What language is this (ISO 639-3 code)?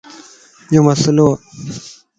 lss